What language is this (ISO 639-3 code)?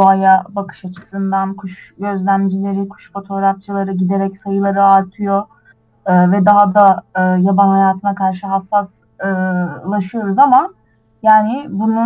tur